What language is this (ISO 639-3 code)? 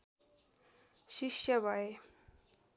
nep